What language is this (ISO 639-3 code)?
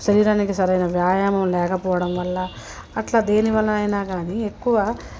tel